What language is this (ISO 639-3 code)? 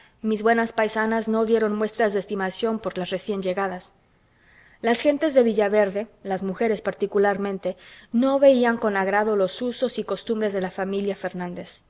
spa